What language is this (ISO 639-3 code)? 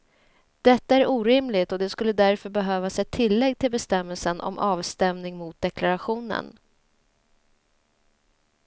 swe